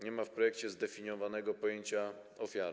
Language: Polish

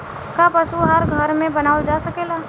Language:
Bhojpuri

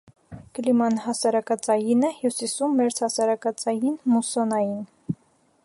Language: Armenian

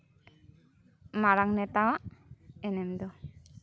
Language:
Santali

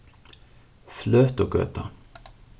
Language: Faroese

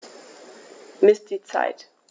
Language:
German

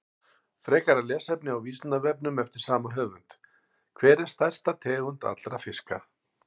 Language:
Icelandic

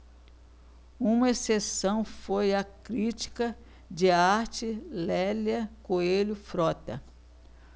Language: Portuguese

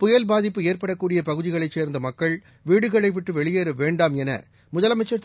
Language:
Tamil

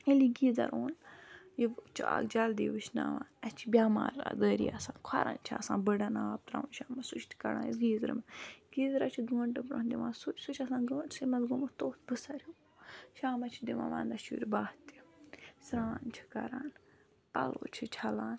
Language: Kashmiri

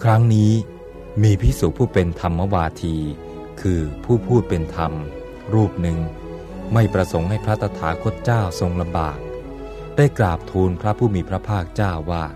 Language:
Thai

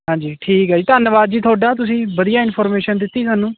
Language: Punjabi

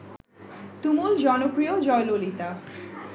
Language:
Bangla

